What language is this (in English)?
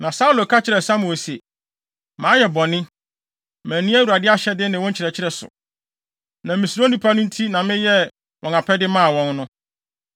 Akan